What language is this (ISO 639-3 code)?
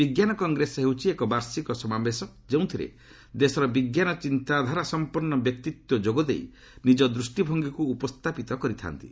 ori